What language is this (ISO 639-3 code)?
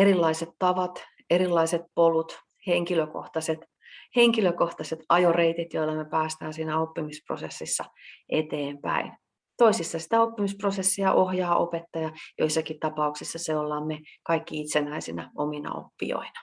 fin